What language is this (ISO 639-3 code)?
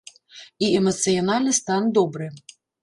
bel